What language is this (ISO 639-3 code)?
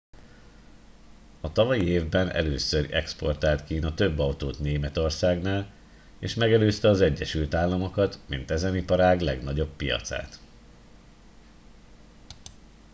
hun